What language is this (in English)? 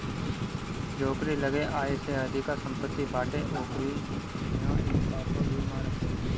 Bhojpuri